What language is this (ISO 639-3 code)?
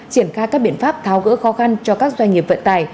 vie